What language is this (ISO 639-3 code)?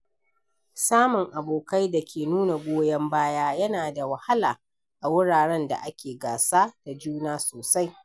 hau